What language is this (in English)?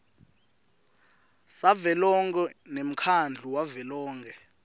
Swati